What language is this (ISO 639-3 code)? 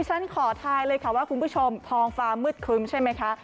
tha